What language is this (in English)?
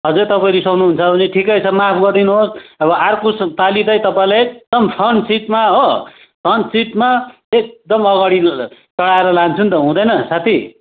Nepali